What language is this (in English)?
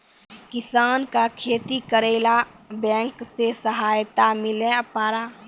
Maithili